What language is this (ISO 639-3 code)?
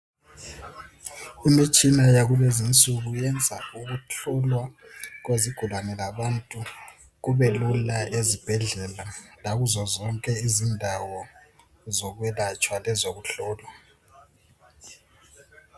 nde